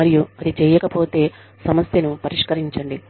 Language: Telugu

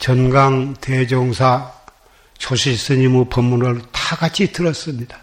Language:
Korean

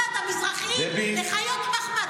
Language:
Hebrew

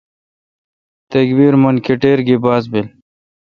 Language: Kalkoti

